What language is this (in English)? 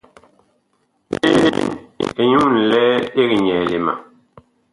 Bakoko